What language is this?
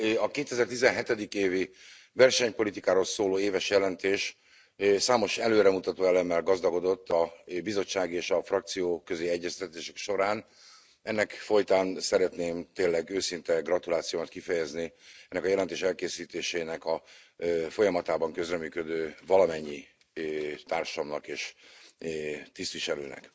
Hungarian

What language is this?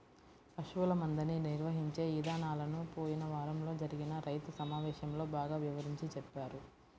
Telugu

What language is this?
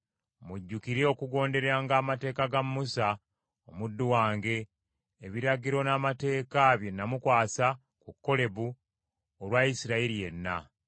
Ganda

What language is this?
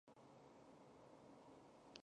Chinese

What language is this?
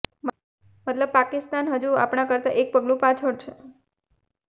Gujarati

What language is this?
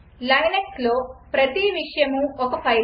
Telugu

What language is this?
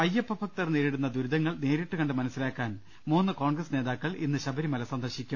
Malayalam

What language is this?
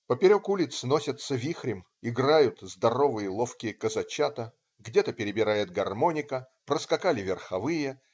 Russian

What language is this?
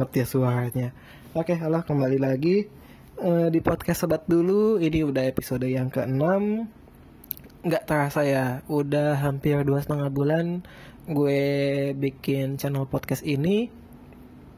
Indonesian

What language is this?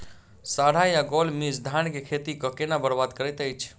Maithili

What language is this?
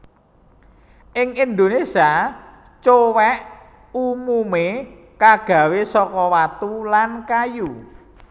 Javanese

